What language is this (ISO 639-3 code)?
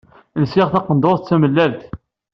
kab